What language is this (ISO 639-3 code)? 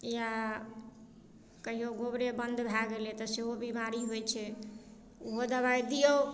mai